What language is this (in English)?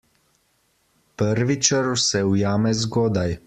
Slovenian